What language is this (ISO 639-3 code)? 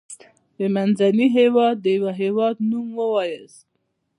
pus